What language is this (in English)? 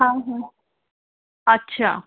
Sindhi